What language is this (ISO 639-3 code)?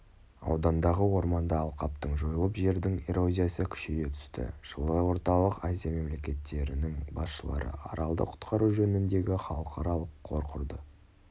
kaz